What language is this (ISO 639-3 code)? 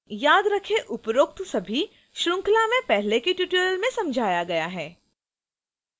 hin